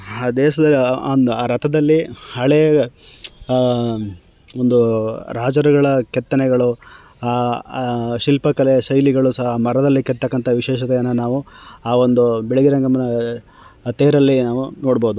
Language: Kannada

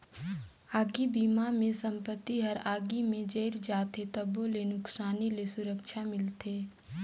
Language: Chhattisgarhi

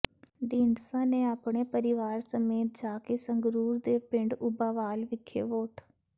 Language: Punjabi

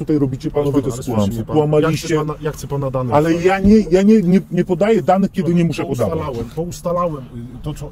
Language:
Polish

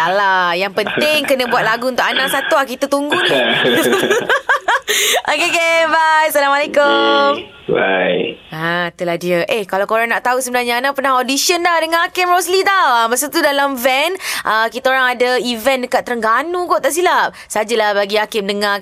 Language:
Malay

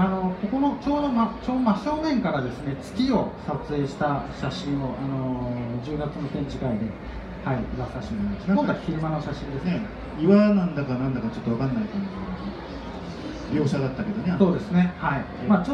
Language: Japanese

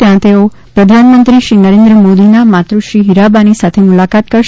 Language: Gujarati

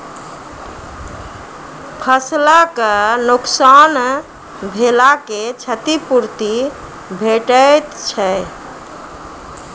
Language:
Maithili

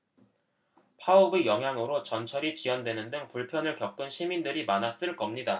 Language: Korean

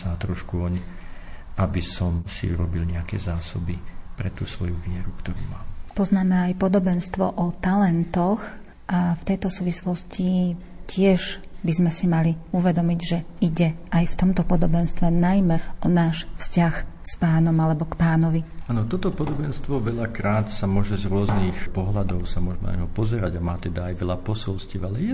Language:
Slovak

